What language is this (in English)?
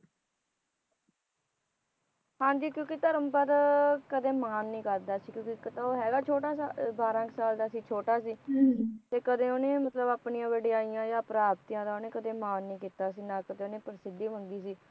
Punjabi